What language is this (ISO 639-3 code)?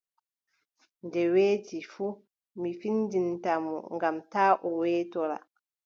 fub